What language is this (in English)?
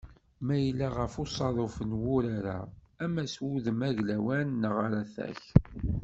Kabyle